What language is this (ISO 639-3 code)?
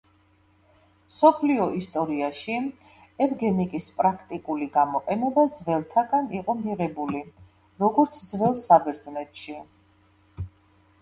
kat